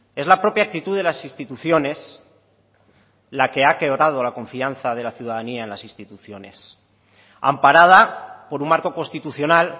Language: Spanish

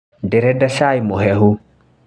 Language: Kikuyu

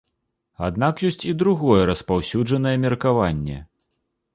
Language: Belarusian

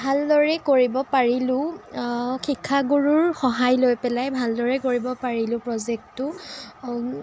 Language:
Assamese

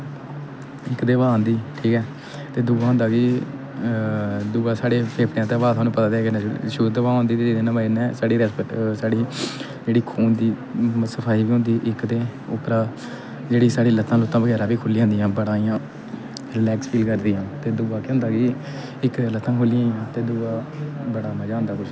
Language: Dogri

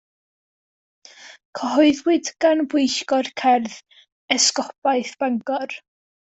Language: Welsh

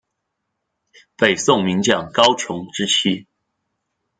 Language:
Chinese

